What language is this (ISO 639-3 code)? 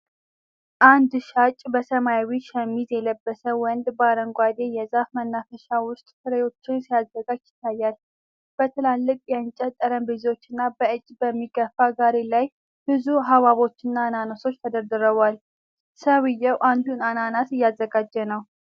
amh